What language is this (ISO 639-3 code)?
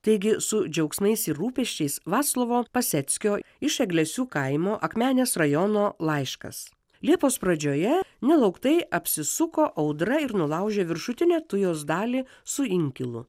lit